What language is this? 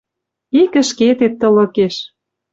Western Mari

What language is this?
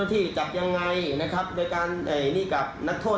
Thai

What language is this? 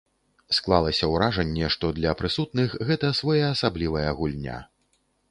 Belarusian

